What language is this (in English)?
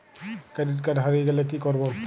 Bangla